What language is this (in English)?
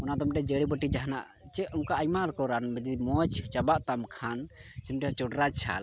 Santali